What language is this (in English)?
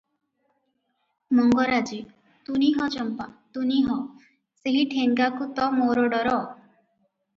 Odia